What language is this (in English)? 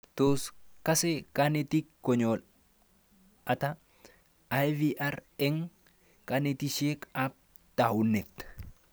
Kalenjin